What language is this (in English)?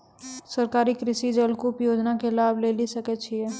Maithili